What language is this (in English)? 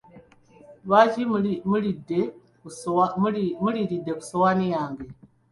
Ganda